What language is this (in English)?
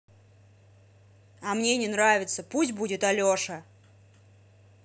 Russian